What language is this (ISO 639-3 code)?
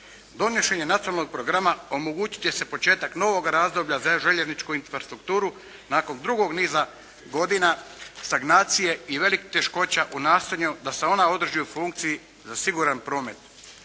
hrv